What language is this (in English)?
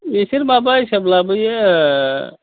Bodo